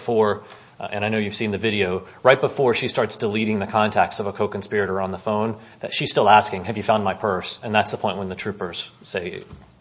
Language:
English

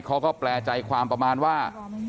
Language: Thai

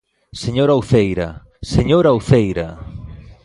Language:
Galician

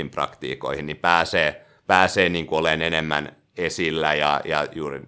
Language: Finnish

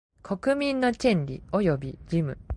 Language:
Japanese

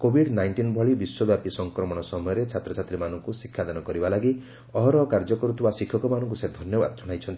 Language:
Odia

